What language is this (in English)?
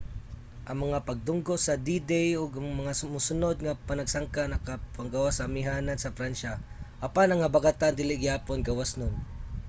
Cebuano